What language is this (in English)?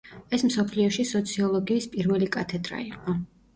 Georgian